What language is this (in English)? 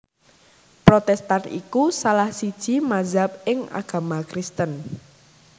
Javanese